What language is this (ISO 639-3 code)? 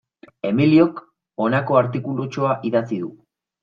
eus